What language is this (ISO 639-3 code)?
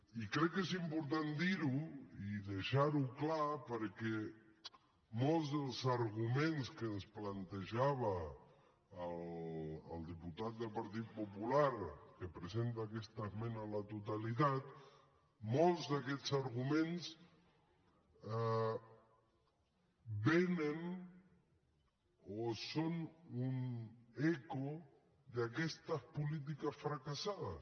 cat